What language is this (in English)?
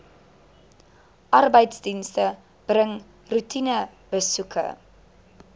Afrikaans